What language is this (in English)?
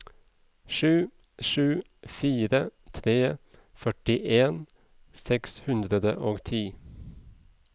Norwegian